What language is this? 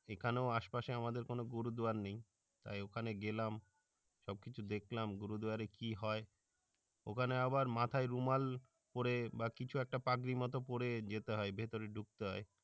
Bangla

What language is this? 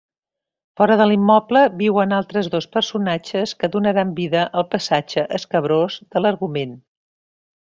Catalan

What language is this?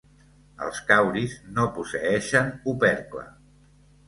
Catalan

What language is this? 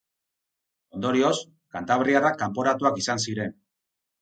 Basque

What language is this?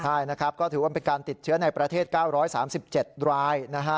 Thai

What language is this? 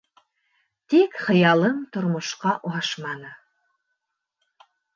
Bashkir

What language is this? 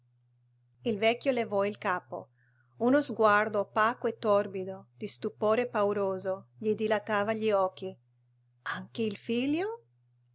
Italian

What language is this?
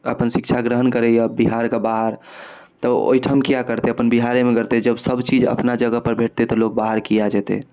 Maithili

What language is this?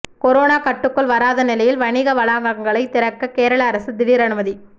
Tamil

